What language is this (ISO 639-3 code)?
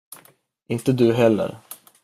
swe